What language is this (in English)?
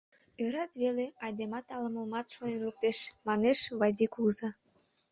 Mari